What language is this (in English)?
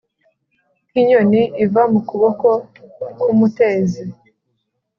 Kinyarwanda